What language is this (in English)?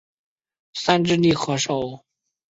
Chinese